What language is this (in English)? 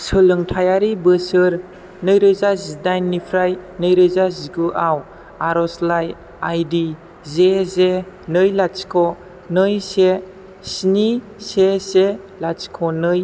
Bodo